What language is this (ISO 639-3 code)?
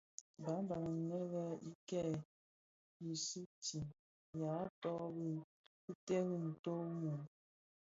ksf